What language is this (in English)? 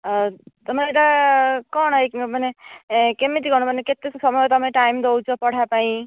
Odia